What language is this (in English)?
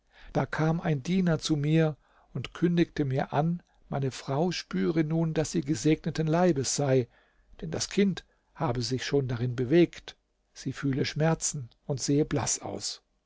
German